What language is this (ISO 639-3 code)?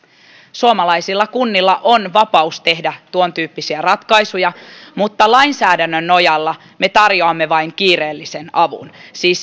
fin